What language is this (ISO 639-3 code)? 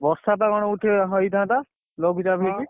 ori